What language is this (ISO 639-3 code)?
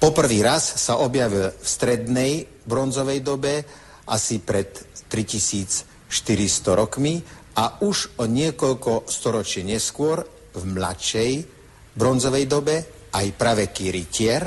slk